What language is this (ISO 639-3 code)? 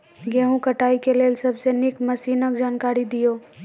mai